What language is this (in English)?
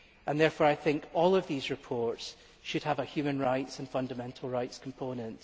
English